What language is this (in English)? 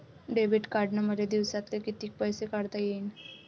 Marathi